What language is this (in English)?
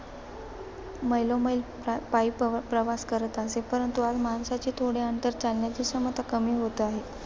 Marathi